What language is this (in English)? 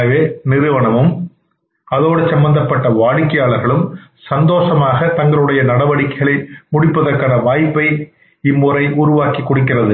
Tamil